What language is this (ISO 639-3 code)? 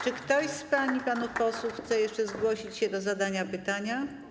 pol